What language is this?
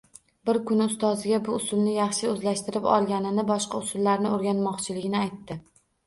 Uzbek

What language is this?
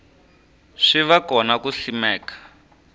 Tsonga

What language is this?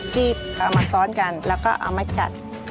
Thai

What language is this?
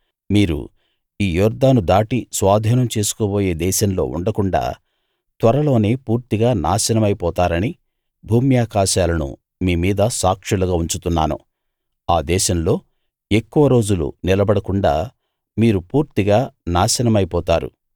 Telugu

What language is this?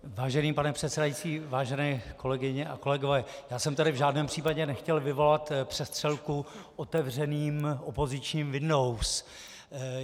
Czech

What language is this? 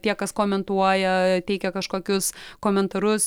Lithuanian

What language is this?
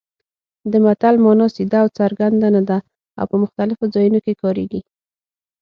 Pashto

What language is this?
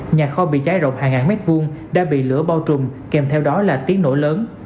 Vietnamese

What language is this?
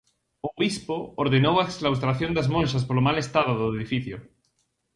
Galician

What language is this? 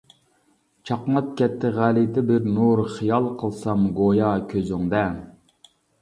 Uyghur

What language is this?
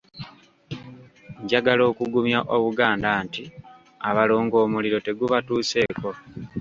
Ganda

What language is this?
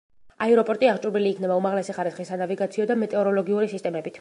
Georgian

